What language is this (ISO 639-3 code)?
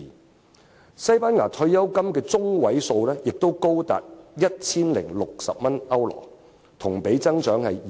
yue